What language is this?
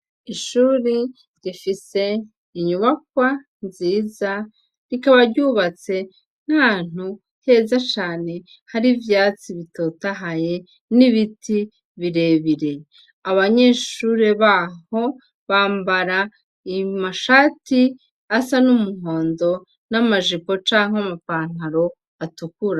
Rundi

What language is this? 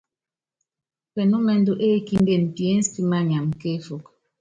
Yangben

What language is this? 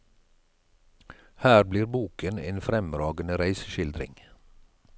Norwegian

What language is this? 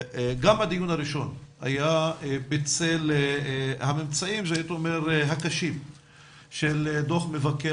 Hebrew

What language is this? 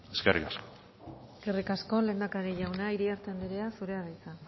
Basque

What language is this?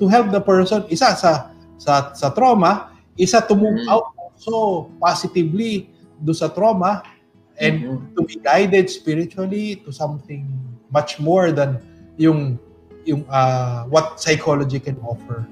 Filipino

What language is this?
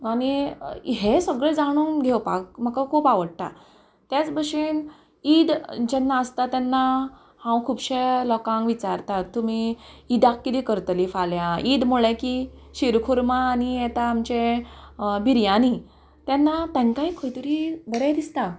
Konkani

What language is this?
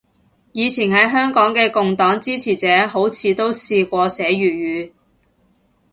Cantonese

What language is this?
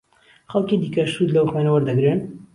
Central Kurdish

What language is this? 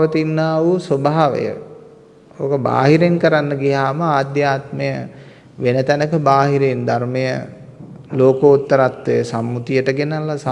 Sinhala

